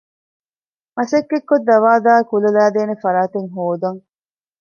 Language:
Divehi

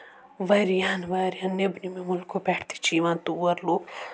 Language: Kashmiri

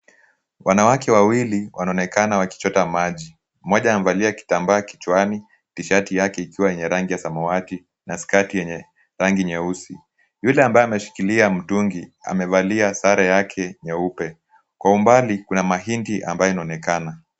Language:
Swahili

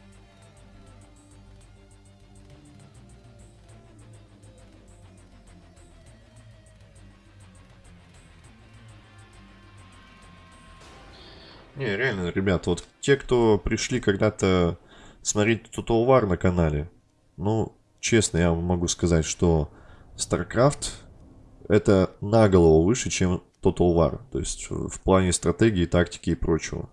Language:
Russian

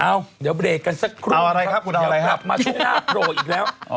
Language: Thai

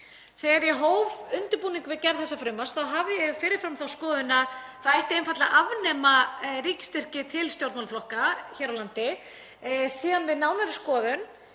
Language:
Icelandic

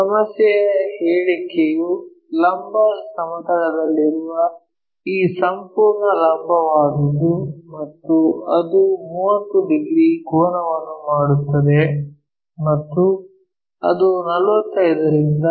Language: Kannada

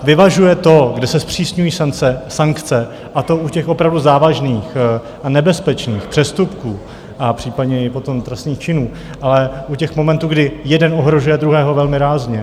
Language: Czech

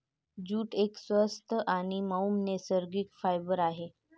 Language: Marathi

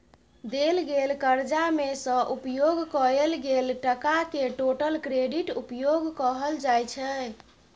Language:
Maithili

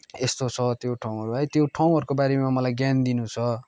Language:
Nepali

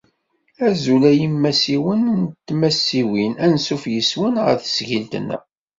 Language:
Kabyle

